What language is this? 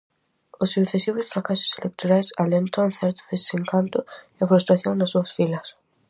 Galician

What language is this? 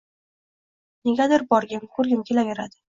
Uzbek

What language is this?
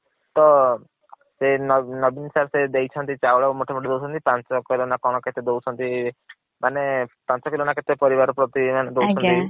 Odia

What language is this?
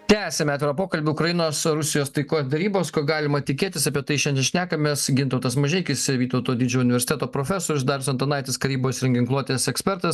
Lithuanian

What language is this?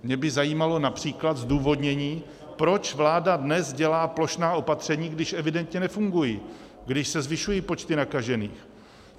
Czech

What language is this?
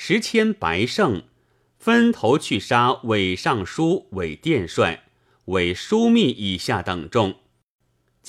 Chinese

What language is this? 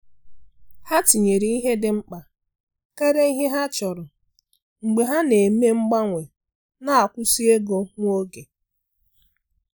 Igbo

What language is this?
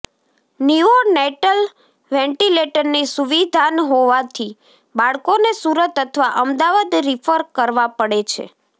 Gujarati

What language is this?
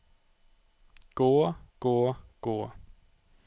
Norwegian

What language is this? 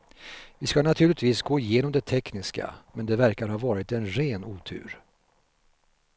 Swedish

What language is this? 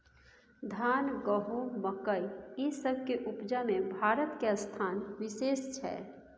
Maithili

